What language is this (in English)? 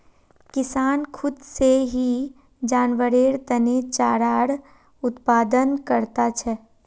Magahi